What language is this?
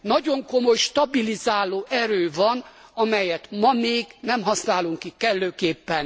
Hungarian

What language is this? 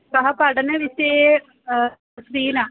Sanskrit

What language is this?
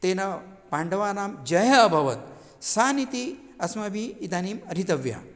Sanskrit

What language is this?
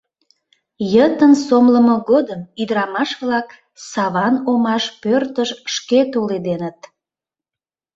Mari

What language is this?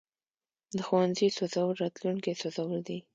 Pashto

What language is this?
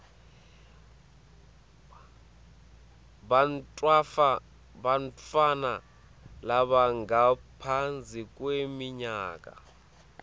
Swati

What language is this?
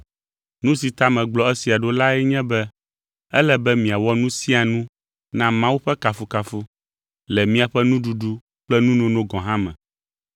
Ewe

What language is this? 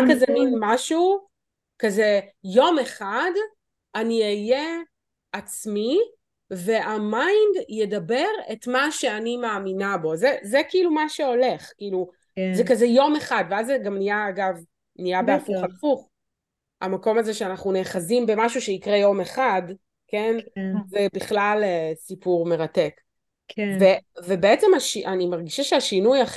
Hebrew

